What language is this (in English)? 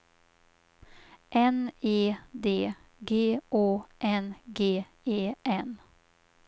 Swedish